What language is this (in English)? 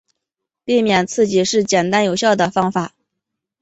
Chinese